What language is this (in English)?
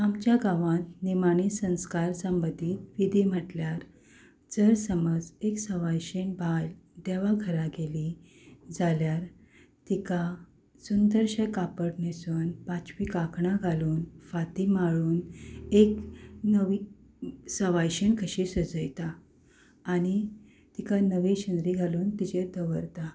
Konkani